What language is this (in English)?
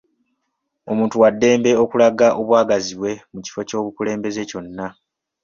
Ganda